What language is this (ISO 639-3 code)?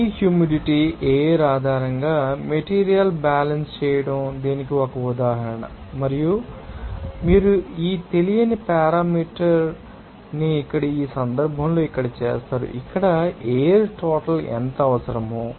tel